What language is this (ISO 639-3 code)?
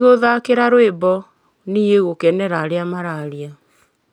kik